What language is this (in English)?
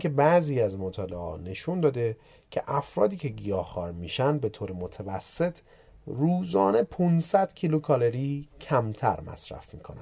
Persian